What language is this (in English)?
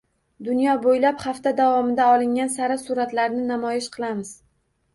Uzbek